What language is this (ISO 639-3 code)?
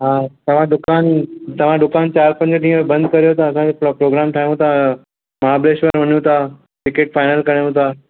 snd